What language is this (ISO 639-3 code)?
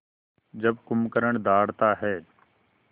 hin